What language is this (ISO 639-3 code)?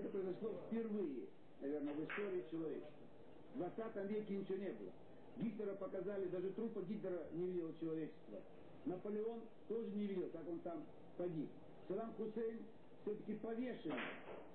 rus